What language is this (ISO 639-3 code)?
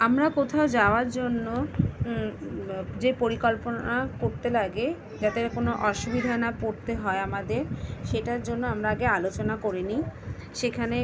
ben